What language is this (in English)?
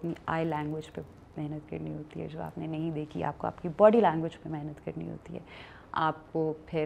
Urdu